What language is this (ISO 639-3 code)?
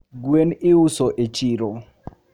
luo